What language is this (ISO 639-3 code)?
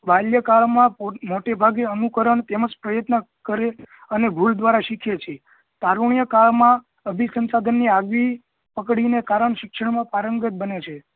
guj